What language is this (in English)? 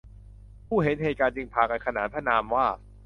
Thai